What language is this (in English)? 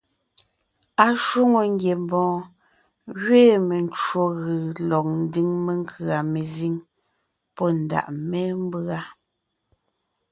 Ngiemboon